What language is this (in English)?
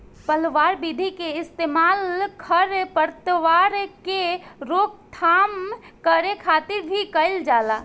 Bhojpuri